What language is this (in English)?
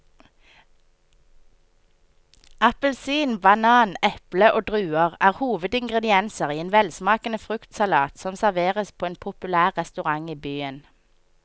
Norwegian